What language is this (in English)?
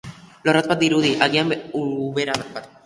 Basque